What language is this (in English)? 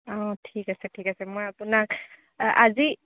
Assamese